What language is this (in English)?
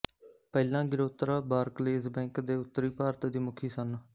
Punjabi